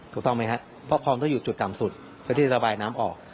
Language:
Thai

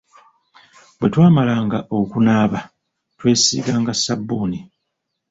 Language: Ganda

